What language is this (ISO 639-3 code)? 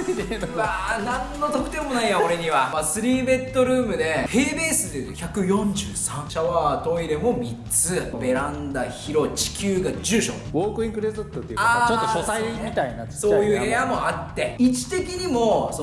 jpn